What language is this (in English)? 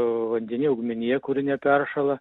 Lithuanian